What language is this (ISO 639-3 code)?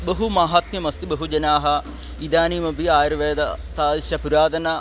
san